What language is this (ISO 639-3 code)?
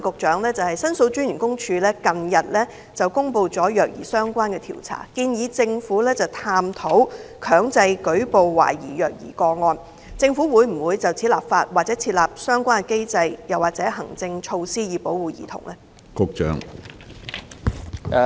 yue